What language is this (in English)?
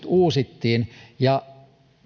Finnish